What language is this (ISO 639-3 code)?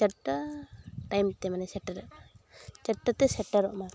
sat